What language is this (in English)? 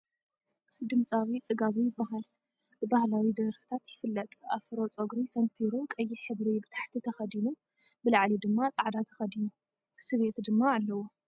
Tigrinya